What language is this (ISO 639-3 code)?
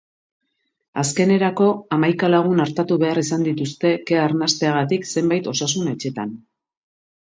eus